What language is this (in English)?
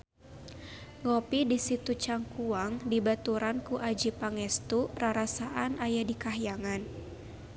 Sundanese